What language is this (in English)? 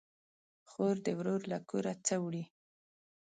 Pashto